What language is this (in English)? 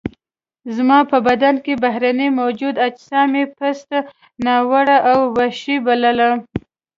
Pashto